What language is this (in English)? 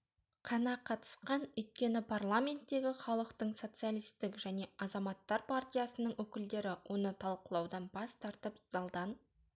Kazakh